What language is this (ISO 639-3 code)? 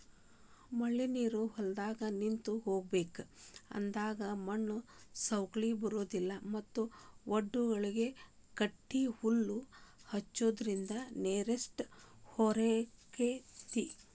kan